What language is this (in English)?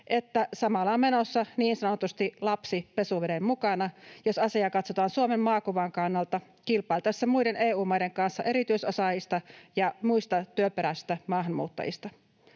Finnish